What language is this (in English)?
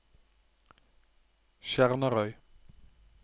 Norwegian